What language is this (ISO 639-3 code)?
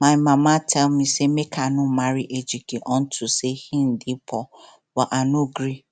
pcm